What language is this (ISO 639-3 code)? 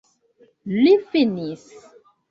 epo